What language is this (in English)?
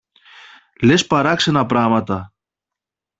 Greek